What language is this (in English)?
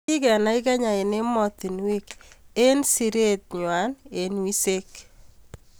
Kalenjin